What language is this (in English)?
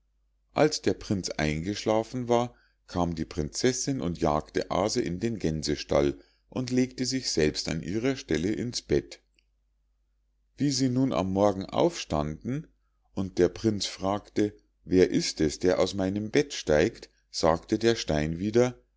German